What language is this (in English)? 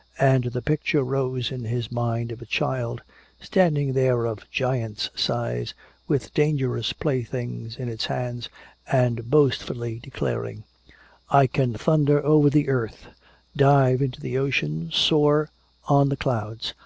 English